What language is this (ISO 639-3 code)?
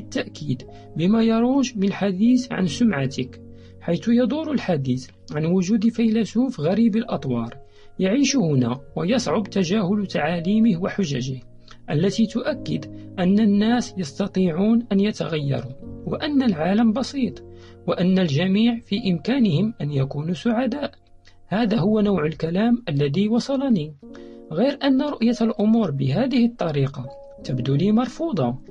ara